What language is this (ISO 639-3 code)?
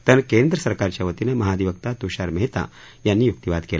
mar